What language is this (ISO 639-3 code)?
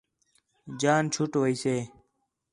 xhe